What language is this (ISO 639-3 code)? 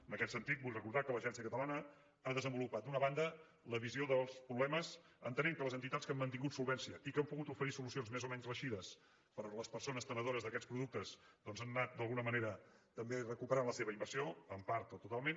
cat